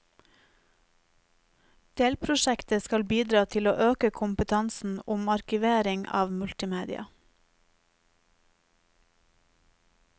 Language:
Norwegian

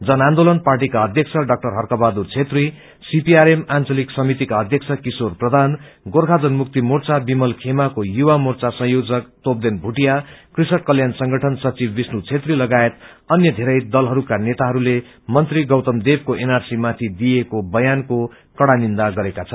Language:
Nepali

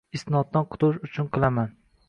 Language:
Uzbek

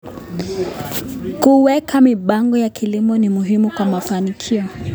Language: Kalenjin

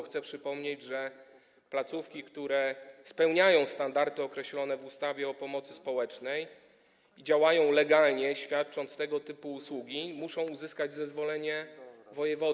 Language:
Polish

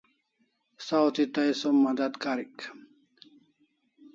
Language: Kalasha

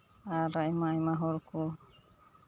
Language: Santali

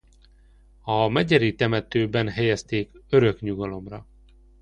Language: Hungarian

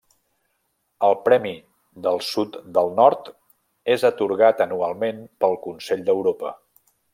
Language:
Catalan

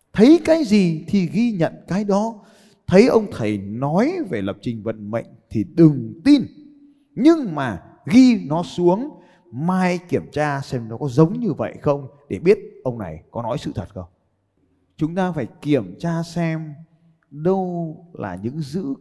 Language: Vietnamese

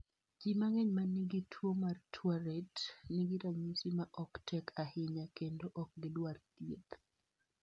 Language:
Luo (Kenya and Tanzania)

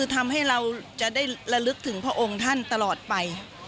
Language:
Thai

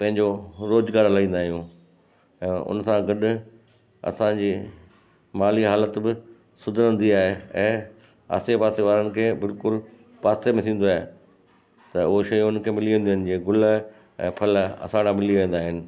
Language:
Sindhi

